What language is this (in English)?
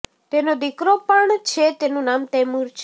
Gujarati